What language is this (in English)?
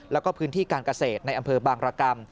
Thai